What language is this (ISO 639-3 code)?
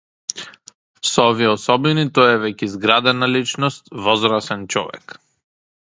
mkd